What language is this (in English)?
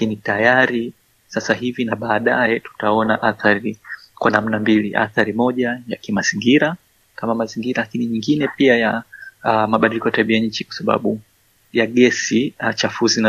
Swahili